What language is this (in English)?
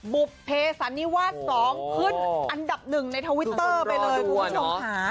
Thai